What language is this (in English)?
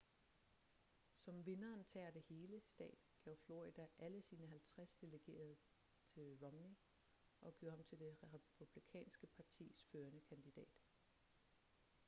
Danish